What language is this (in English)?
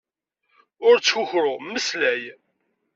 Kabyle